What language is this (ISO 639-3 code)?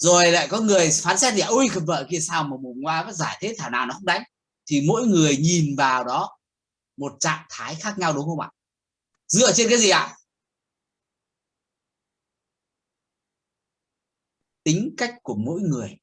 vie